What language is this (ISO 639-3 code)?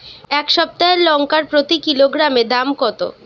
ben